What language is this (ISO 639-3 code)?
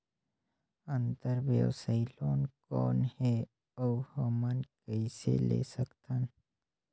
hne